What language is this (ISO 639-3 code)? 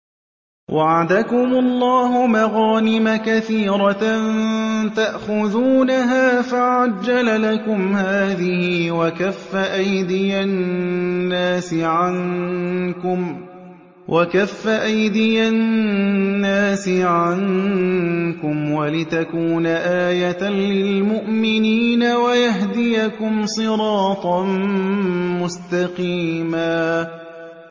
ara